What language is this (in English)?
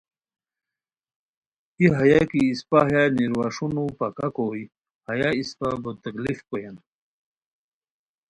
Khowar